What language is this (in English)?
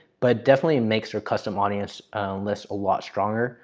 English